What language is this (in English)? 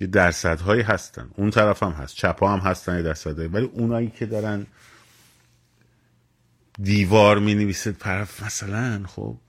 Persian